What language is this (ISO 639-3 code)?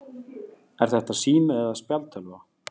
isl